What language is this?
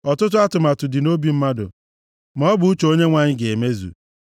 Igbo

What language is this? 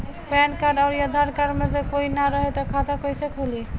Bhojpuri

